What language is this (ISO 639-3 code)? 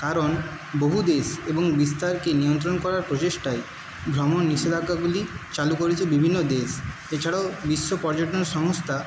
ben